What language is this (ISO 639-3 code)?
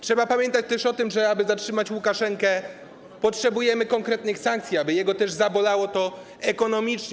pol